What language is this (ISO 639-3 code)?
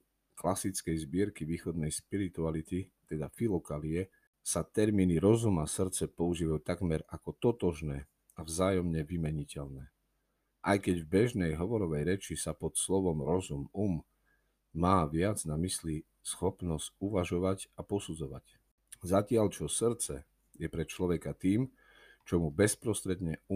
slk